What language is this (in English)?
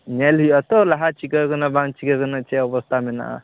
Santali